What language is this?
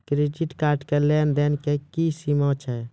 Maithili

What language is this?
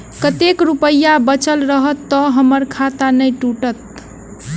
Maithili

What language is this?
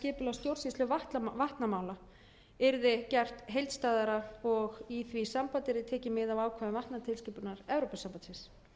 Icelandic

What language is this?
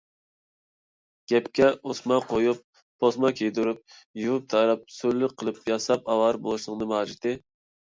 Uyghur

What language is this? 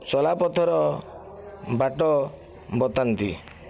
Odia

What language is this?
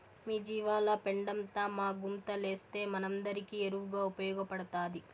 Telugu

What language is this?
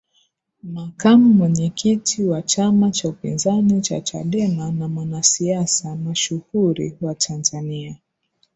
Swahili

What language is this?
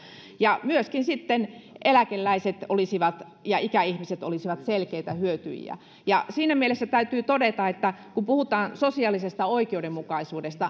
Finnish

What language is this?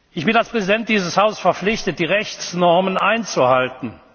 German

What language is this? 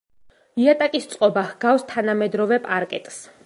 Georgian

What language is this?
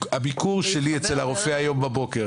Hebrew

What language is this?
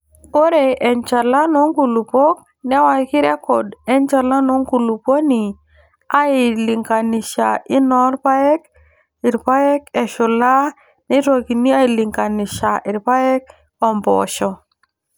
Masai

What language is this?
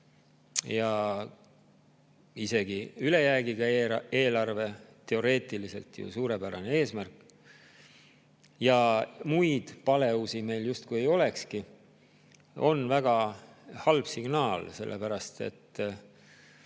Estonian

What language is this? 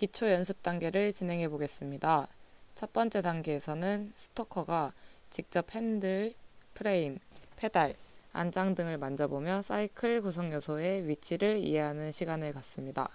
Korean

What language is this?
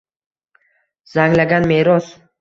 Uzbek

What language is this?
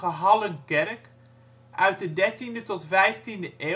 Dutch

